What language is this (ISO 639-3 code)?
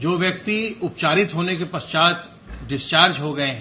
hin